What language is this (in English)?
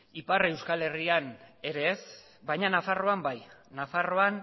Basque